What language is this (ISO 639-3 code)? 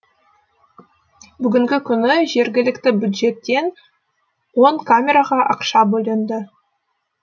kaz